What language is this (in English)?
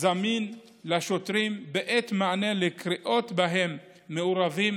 Hebrew